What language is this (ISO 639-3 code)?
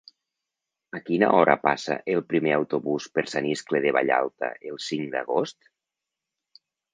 cat